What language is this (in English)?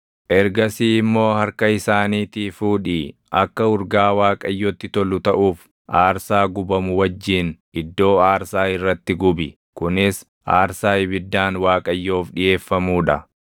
Oromo